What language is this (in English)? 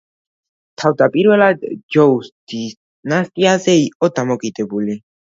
Georgian